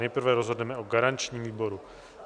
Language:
Czech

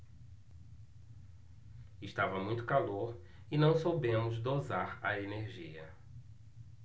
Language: Portuguese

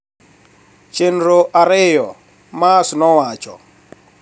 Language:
Luo (Kenya and Tanzania)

